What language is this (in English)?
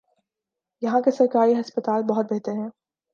Urdu